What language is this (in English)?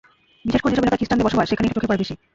Bangla